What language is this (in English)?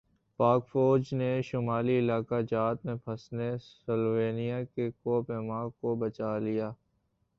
Urdu